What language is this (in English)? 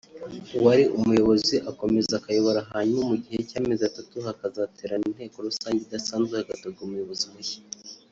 Kinyarwanda